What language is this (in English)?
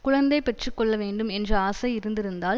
Tamil